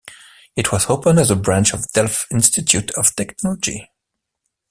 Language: English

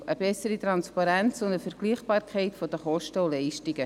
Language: Swiss German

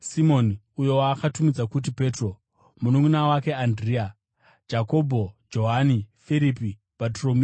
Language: Shona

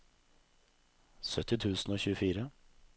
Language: Norwegian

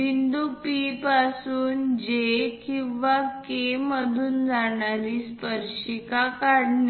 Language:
Marathi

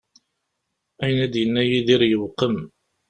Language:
Kabyle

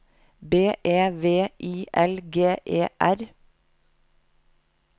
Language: Norwegian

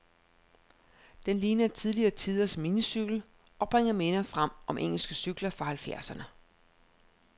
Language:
Danish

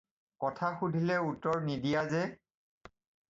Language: Assamese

